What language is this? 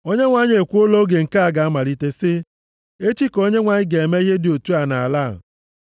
Igbo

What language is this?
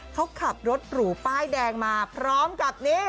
Thai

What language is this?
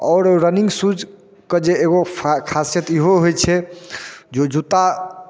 Maithili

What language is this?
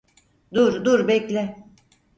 Turkish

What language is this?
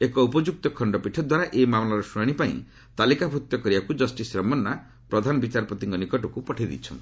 Odia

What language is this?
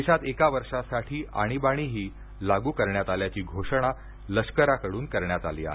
Marathi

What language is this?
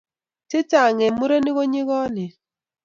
Kalenjin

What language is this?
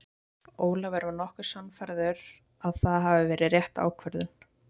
Icelandic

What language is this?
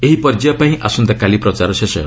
Odia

